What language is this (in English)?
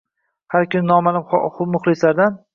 Uzbek